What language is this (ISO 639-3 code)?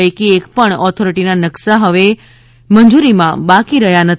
guj